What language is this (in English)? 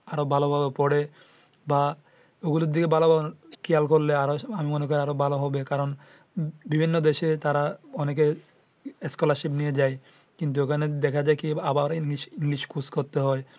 Bangla